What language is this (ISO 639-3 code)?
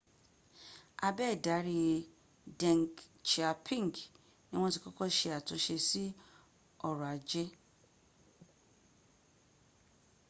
yor